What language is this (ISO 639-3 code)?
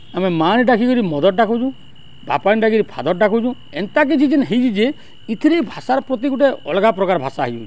ori